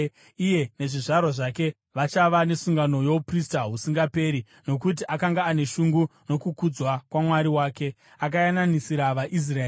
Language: Shona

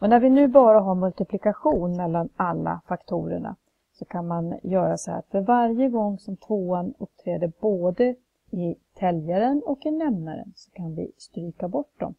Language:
Swedish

